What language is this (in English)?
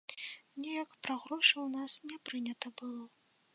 Belarusian